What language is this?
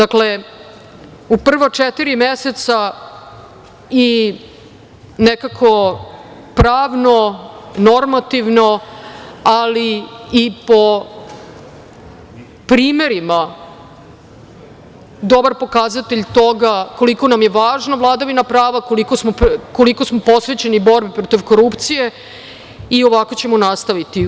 Serbian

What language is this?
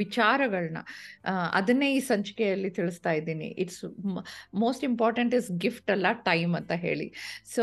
Kannada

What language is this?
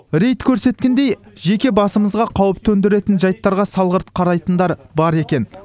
Kazakh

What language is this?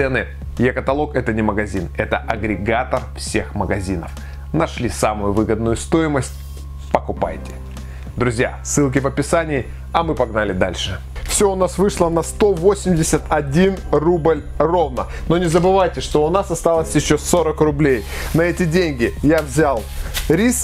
Russian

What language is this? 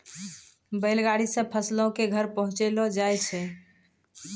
Maithili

